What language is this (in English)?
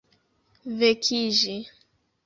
Esperanto